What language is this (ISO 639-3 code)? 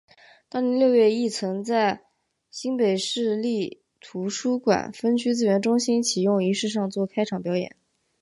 zho